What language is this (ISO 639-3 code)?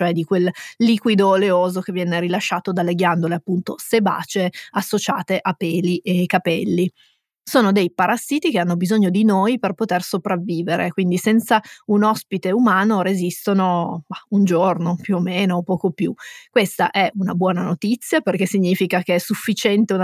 ita